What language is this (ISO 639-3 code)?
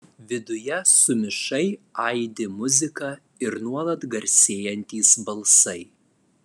lit